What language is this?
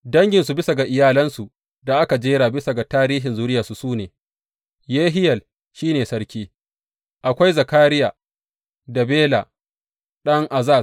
Hausa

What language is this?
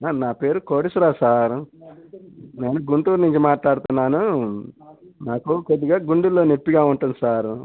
Telugu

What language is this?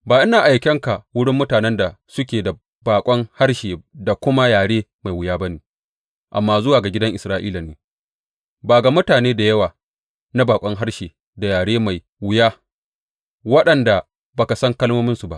Hausa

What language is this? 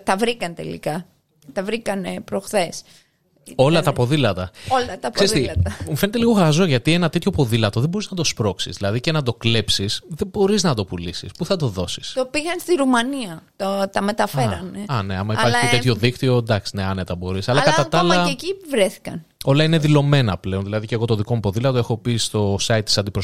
Greek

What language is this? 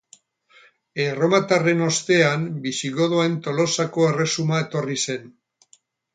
Basque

